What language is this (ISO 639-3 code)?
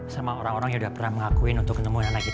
ind